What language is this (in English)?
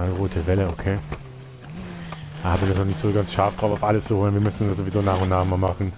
German